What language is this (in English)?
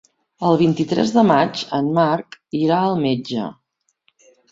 Catalan